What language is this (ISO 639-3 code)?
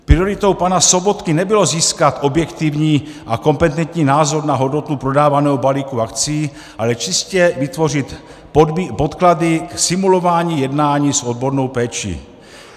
ces